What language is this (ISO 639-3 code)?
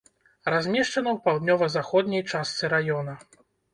bel